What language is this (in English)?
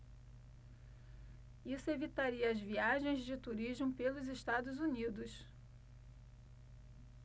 Portuguese